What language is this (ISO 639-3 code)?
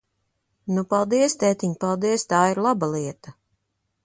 lav